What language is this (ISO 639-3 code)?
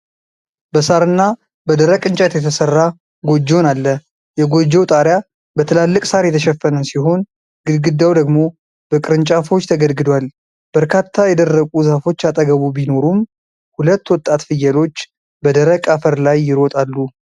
amh